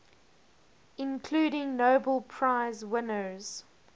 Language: English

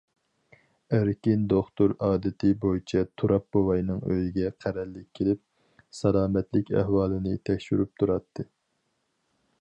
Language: Uyghur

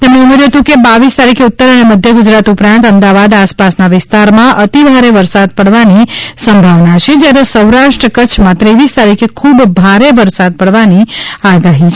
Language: Gujarati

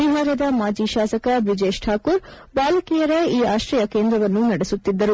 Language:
Kannada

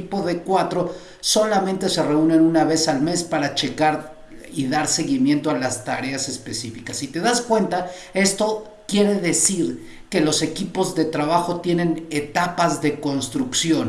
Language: Spanish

